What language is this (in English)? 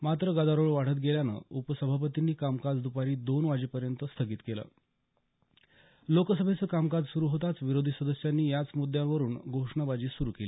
Marathi